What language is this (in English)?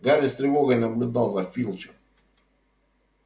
Russian